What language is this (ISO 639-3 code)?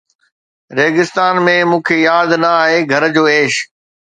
snd